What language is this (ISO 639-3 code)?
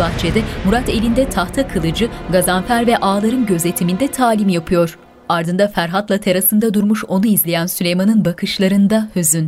tur